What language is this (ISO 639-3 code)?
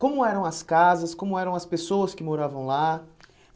por